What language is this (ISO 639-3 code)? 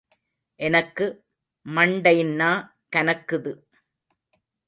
tam